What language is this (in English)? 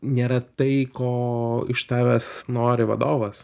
Lithuanian